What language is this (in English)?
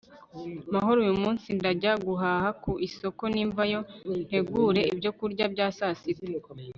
Kinyarwanda